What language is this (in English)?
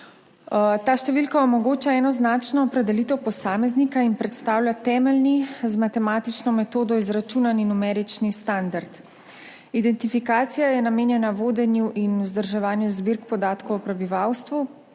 Slovenian